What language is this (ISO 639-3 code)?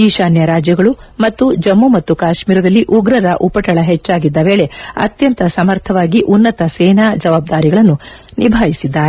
kan